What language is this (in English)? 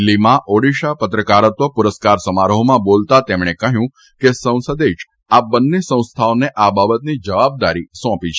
Gujarati